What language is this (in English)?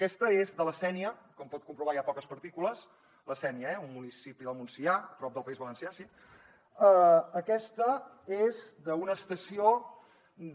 Catalan